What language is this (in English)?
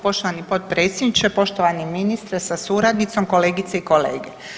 Croatian